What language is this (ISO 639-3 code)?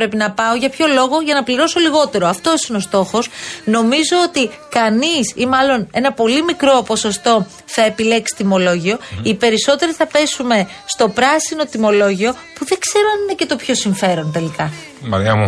ell